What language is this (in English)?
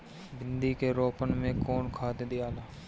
Bhojpuri